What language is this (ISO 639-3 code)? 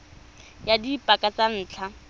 tsn